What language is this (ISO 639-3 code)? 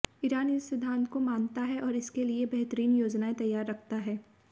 hin